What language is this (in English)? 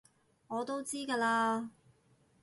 Cantonese